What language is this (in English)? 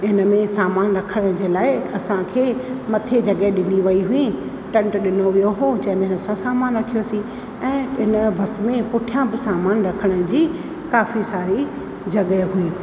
Sindhi